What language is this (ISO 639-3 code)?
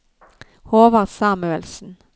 nor